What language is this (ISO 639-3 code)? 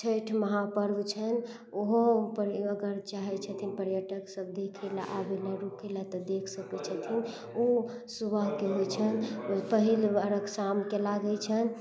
mai